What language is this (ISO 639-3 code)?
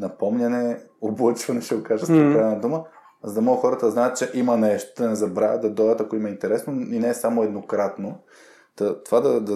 bul